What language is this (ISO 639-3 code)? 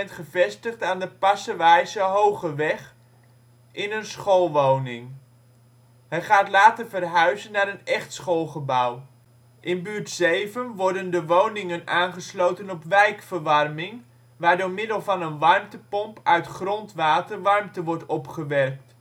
nld